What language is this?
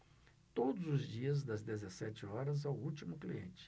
Portuguese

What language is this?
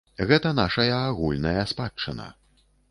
Belarusian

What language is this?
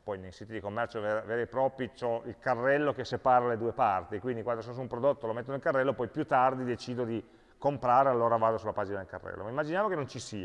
Italian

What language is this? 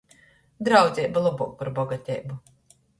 Latgalian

